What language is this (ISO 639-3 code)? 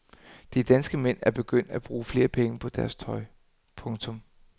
dan